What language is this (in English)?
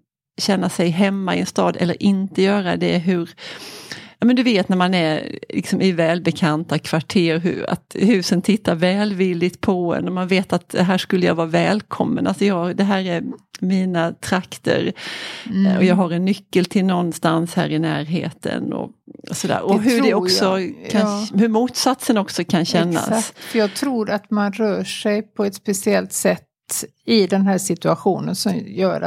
Swedish